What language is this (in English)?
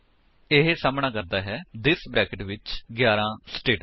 Punjabi